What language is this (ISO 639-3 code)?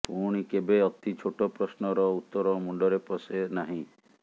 ori